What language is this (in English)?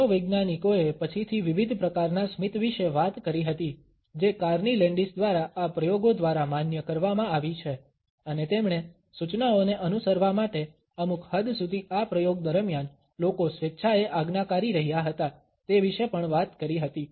Gujarati